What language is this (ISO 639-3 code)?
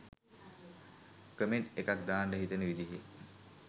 sin